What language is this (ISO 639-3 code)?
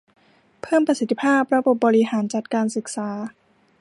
tha